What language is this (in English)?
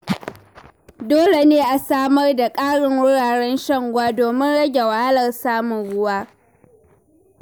Hausa